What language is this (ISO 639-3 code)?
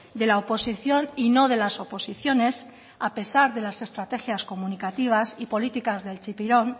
spa